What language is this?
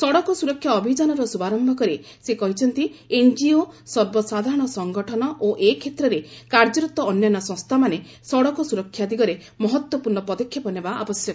Odia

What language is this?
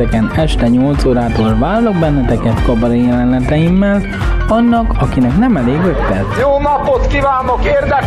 Hungarian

